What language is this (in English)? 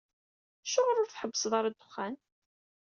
Kabyle